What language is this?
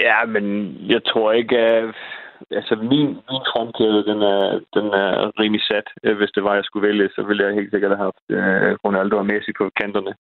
Danish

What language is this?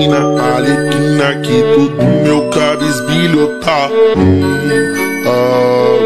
Romanian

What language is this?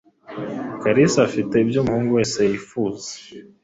Kinyarwanda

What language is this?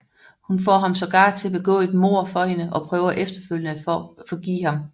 Danish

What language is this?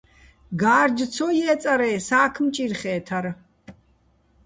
Bats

